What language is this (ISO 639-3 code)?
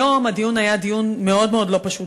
heb